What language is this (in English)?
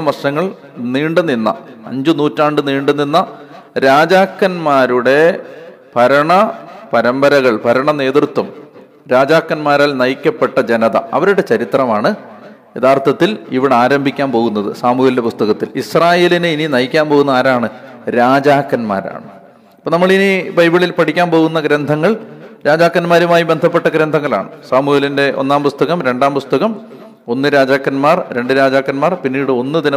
Malayalam